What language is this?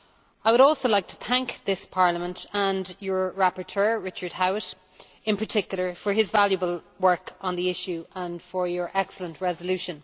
English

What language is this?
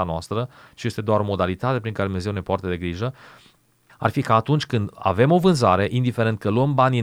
Romanian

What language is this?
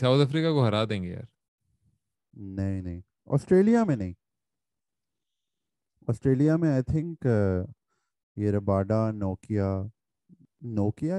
Urdu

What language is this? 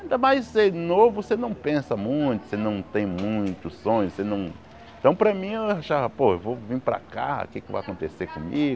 Portuguese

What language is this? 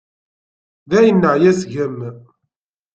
Kabyle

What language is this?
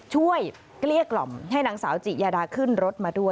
Thai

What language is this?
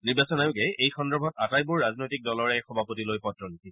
Assamese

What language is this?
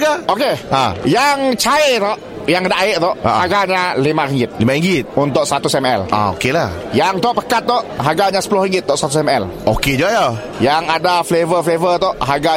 Malay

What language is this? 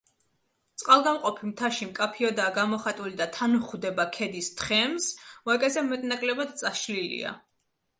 Georgian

